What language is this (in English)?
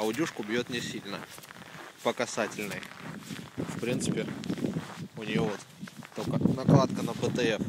Russian